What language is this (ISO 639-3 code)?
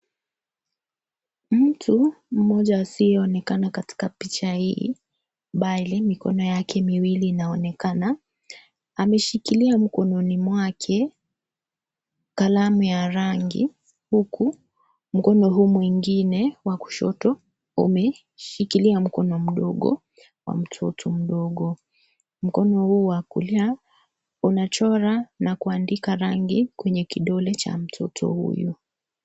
swa